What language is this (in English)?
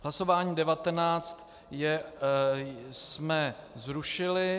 Czech